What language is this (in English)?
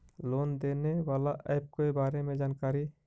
Magahi